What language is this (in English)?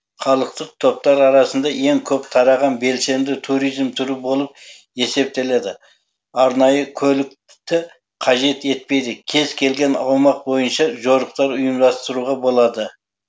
Kazakh